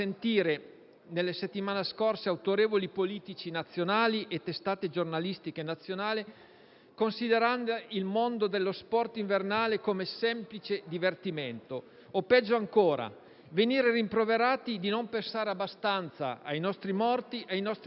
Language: Italian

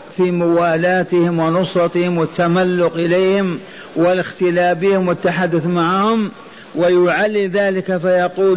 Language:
Arabic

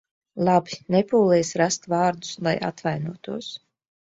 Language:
Latvian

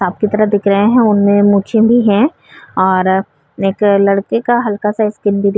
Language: Hindi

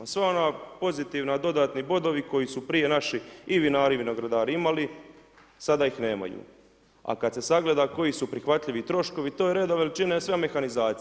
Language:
Croatian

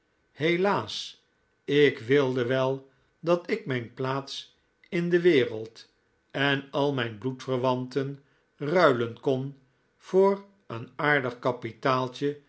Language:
Dutch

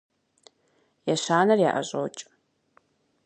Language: Kabardian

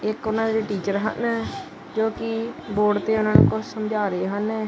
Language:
Punjabi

